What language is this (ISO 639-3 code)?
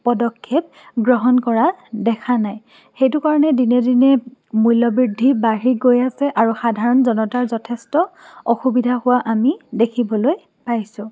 asm